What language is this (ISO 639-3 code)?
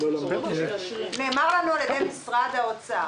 heb